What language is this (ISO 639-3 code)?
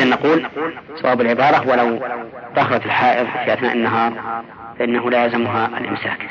ara